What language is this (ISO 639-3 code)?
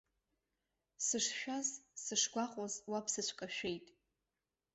abk